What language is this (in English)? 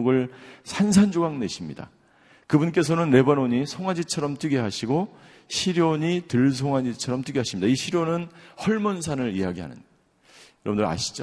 Korean